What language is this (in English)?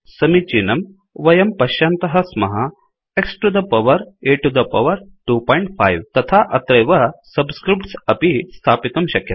Sanskrit